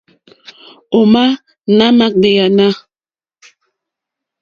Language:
Mokpwe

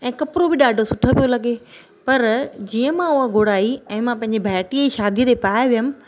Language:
Sindhi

